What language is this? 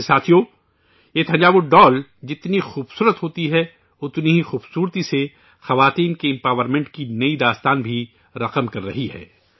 Urdu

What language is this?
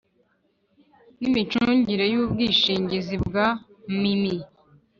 Kinyarwanda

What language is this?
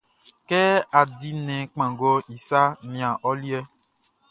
Baoulé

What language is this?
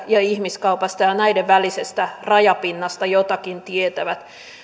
Finnish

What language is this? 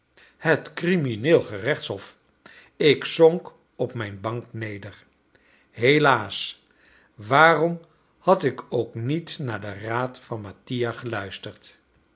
Dutch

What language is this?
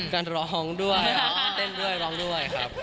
Thai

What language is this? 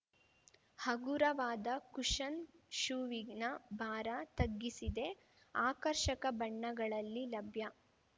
Kannada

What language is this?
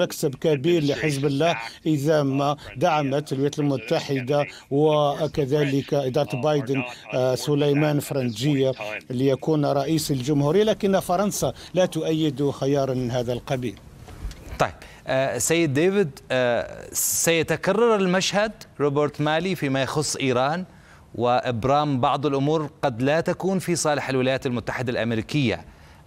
Arabic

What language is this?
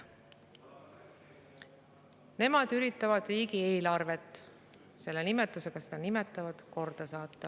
Estonian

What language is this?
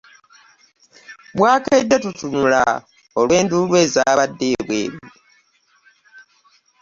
Ganda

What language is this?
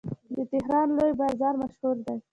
Pashto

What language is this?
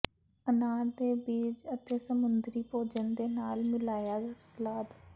Punjabi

